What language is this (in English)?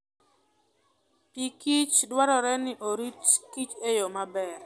Luo (Kenya and Tanzania)